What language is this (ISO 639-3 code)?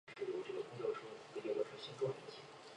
zho